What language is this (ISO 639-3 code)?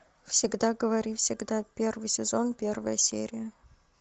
rus